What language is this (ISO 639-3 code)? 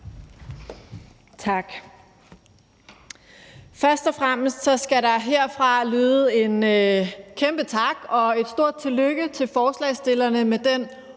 dan